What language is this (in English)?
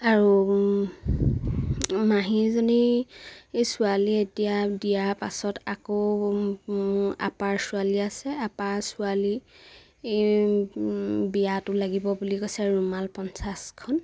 Assamese